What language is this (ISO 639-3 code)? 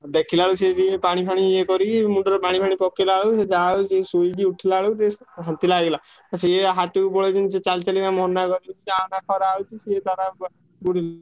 ori